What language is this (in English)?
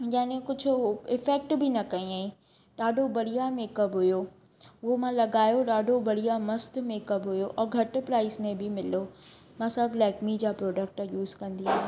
Sindhi